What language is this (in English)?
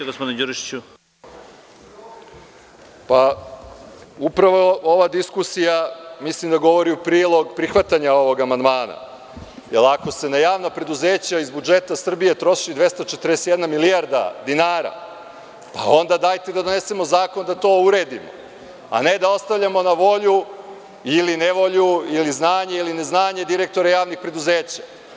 Serbian